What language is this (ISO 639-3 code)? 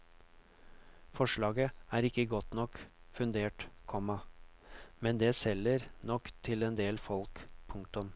nor